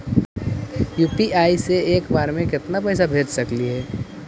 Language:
Magahi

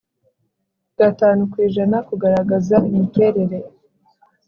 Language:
Kinyarwanda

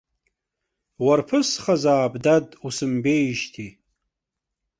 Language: Abkhazian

